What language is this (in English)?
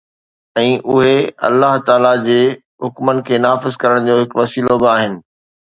Sindhi